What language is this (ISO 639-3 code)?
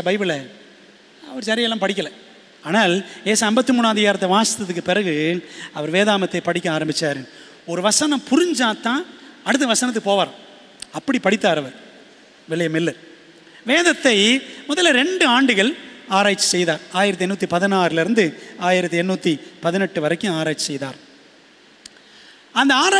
tam